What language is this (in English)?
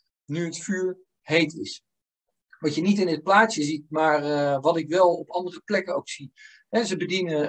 Dutch